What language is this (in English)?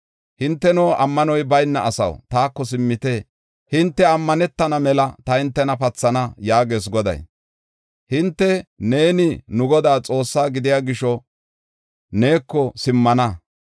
Gofa